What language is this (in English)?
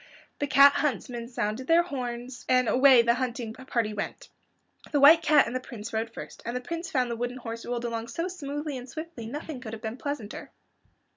English